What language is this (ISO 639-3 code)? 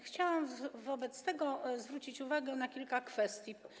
pol